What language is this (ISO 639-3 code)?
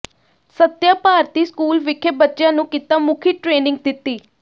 pan